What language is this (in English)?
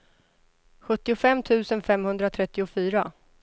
Swedish